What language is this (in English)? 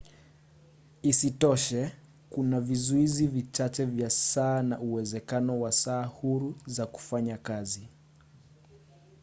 Swahili